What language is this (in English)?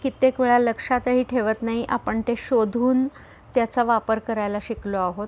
Marathi